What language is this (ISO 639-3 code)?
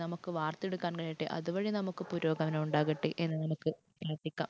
mal